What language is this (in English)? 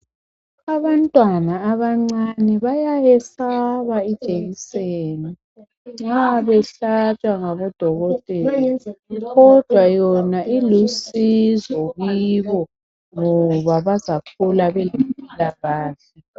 North Ndebele